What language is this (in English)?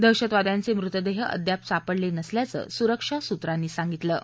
Marathi